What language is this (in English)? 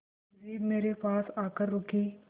Hindi